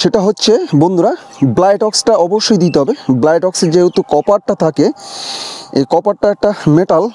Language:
Bangla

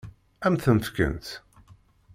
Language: Kabyle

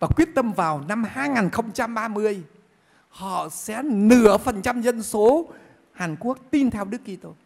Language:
Vietnamese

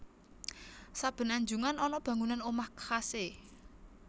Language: Javanese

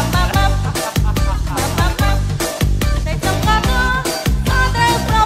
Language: Thai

